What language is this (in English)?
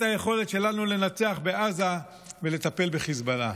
Hebrew